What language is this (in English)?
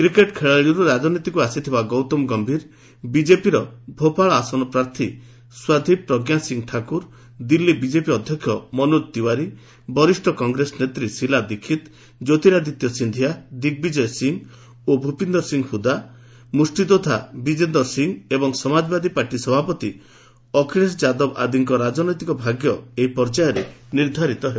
Odia